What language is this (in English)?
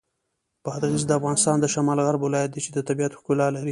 Pashto